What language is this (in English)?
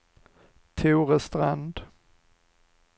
Swedish